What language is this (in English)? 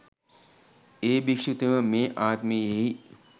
Sinhala